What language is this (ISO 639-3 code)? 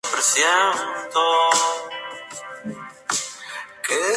spa